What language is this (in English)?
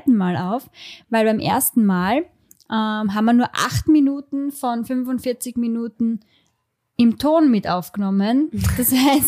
German